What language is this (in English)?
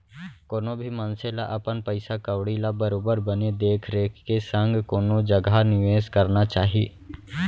Chhattisgarhi